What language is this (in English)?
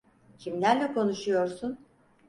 Turkish